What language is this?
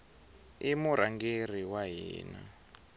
Tsonga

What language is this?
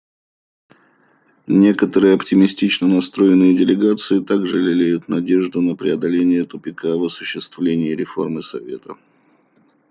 Russian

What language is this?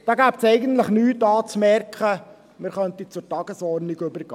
Swiss German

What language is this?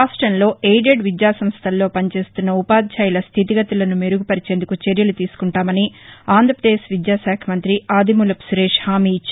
Telugu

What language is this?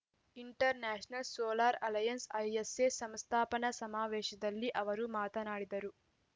Kannada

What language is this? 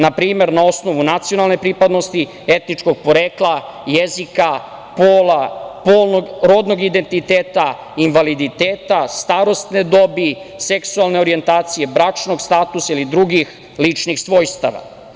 Serbian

